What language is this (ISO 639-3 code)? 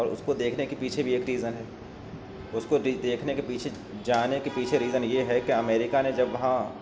urd